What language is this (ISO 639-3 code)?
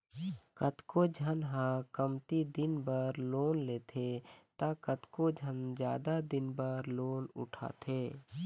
hne